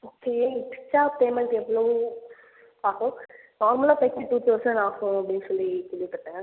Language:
Tamil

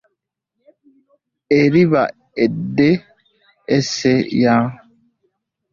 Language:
Ganda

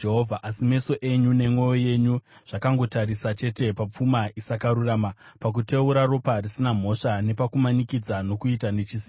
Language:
Shona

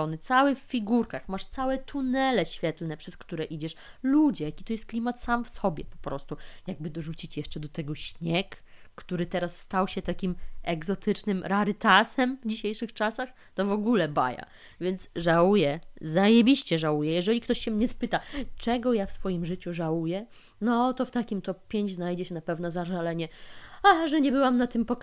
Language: Polish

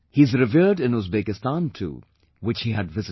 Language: English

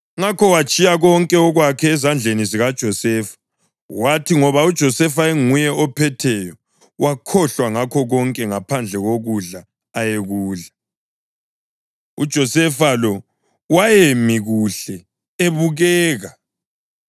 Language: North Ndebele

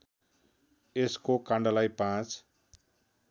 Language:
Nepali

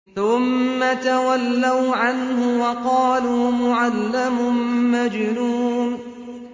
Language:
Arabic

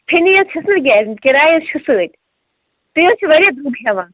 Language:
Kashmiri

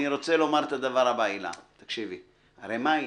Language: Hebrew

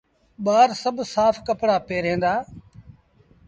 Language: Sindhi Bhil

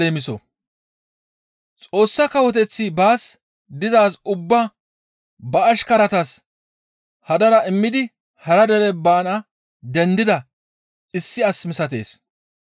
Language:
Gamo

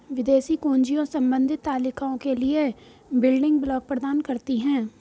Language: Hindi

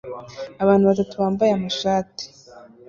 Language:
Kinyarwanda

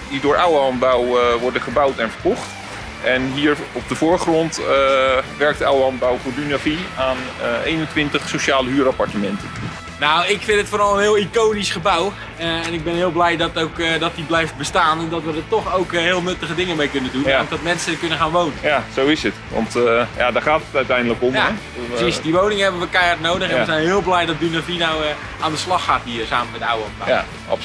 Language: Dutch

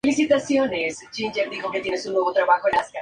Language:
Spanish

